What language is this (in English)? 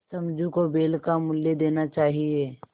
Hindi